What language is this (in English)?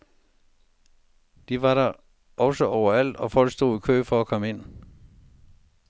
Danish